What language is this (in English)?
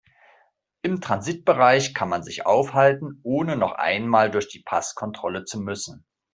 German